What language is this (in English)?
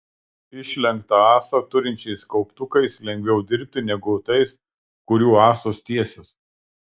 Lithuanian